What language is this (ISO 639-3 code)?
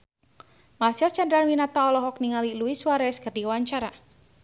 sun